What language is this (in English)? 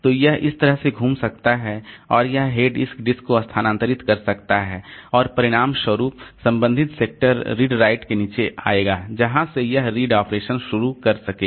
Hindi